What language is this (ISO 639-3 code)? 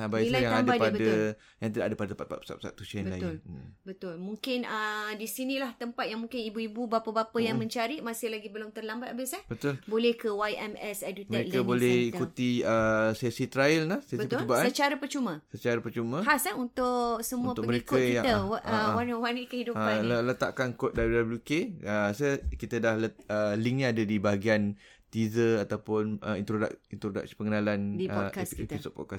msa